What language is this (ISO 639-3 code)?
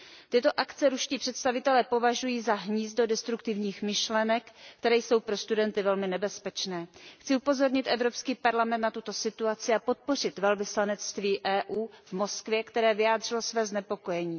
ces